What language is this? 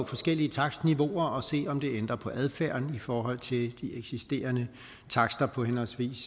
Danish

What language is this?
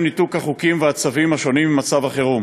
Hebrew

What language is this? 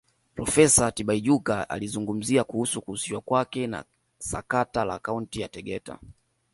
Swahili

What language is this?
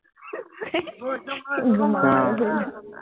Assamese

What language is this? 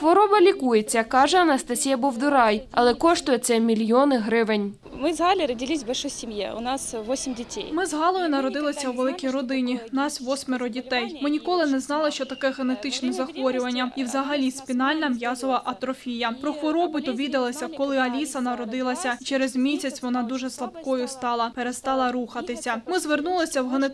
Ukrainian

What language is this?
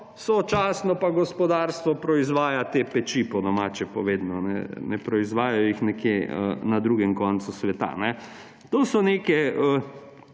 Slovenian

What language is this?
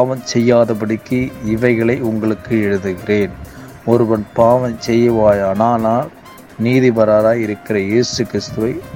Tamil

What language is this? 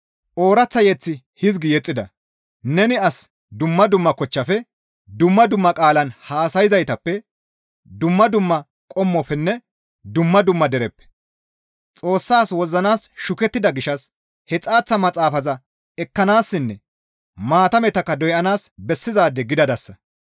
Gamo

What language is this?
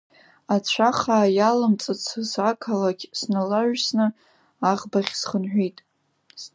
Abkhazian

